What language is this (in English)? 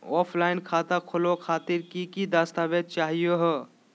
Magahi